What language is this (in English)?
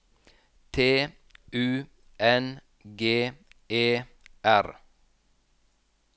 Norwegian